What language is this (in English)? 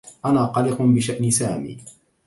Arabic